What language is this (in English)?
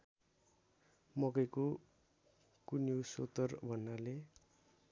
Nepali